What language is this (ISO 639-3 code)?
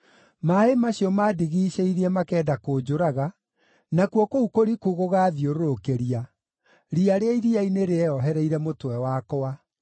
kik